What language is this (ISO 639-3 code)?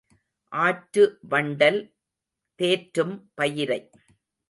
tam